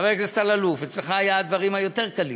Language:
Hebrew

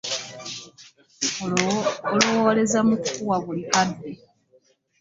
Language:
Ganda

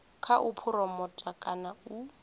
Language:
Venda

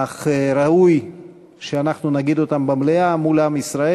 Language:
Hebrew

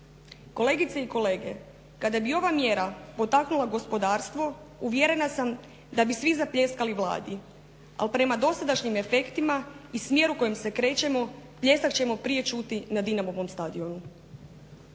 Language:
Croatian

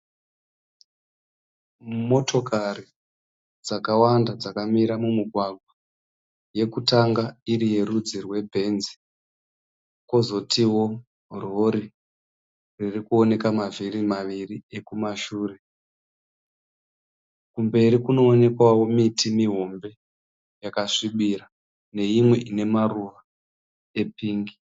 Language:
Shona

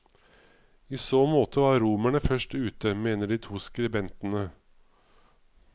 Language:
Norwegian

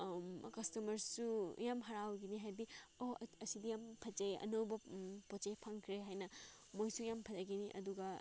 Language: Manipuri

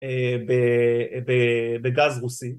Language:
Hebrew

